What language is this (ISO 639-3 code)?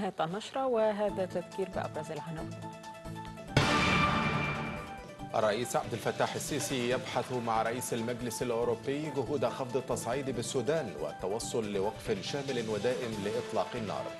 ara